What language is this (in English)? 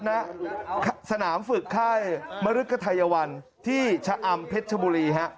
Thai